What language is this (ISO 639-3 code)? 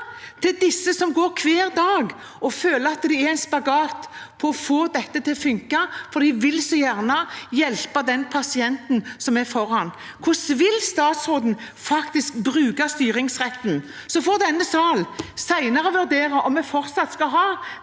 nor